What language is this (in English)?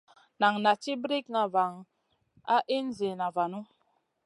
Masana